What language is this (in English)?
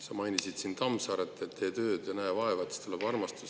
Estonian